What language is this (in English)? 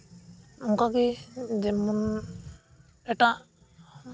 Santali